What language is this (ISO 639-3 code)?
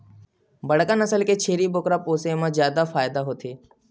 hne